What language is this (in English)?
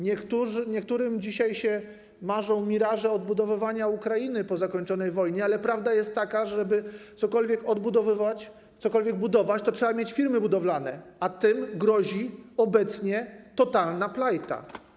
Polish